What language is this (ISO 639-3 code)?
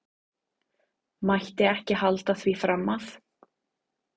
isl